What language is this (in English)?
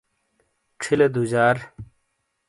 Shina